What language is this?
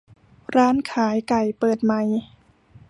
Thai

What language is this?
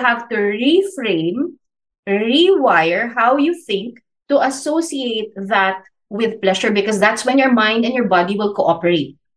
Filipino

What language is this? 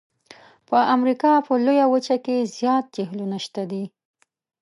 Pashto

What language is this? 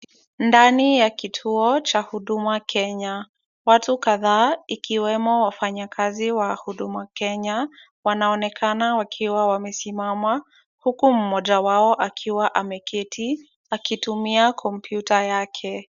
Swahili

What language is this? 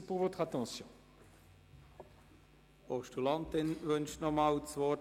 Swiss German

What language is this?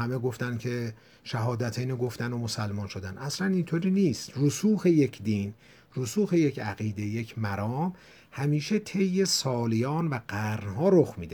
Persian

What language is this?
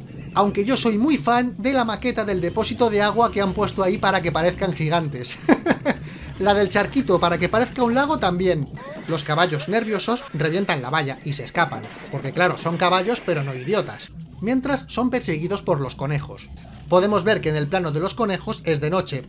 Spanish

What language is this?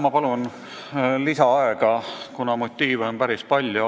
Estonian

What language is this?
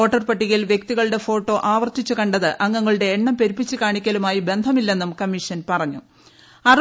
Malayalam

